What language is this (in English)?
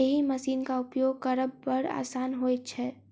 Maithili